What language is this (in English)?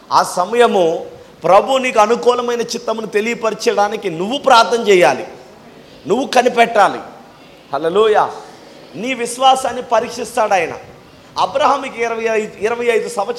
Telugu